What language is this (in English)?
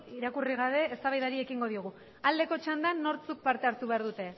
Basque